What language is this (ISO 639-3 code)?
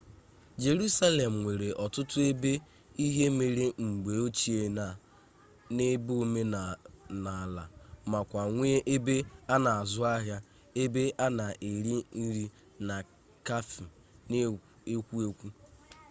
ibo